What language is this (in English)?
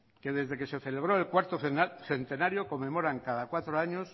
Spanish